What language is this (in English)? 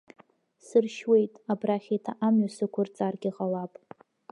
Abkhazian